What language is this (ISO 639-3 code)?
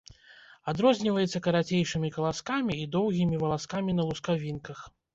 bel